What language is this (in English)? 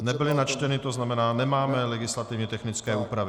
Czech